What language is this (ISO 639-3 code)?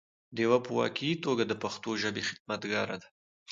pus